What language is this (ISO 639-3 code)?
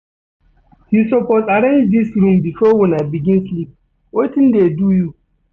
pcm